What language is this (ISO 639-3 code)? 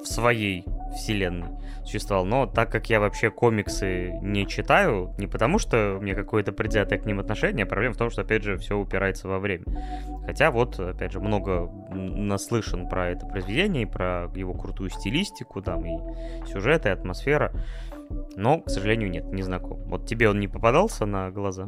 rus